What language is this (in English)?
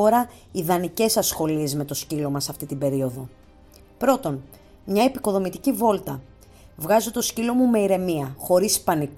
Greek